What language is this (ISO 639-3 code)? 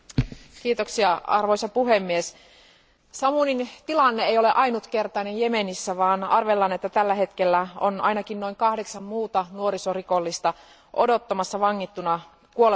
fin